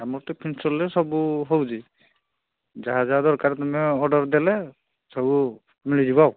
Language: Odia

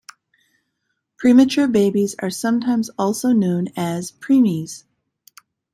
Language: English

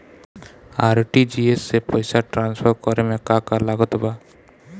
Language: Bhojpuri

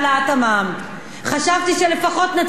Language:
Hebrew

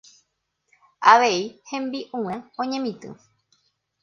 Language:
Guarani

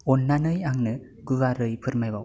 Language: Bodo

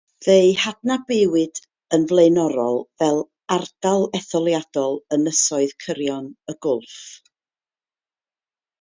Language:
Welsh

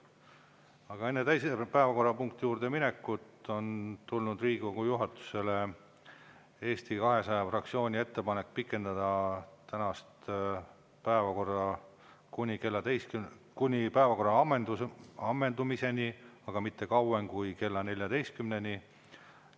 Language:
Estonian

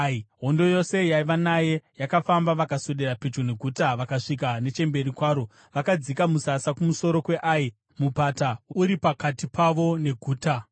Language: Shona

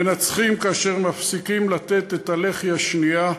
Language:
Hebrew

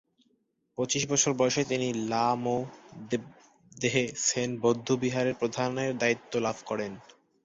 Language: Bangla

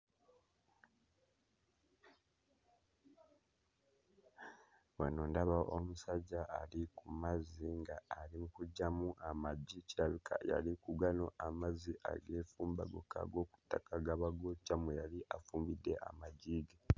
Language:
Ganda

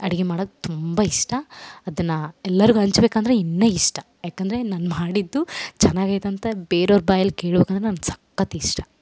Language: Kannada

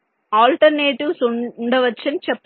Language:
Telugu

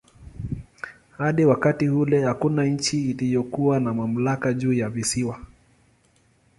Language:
Swahili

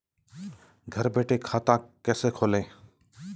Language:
Hindi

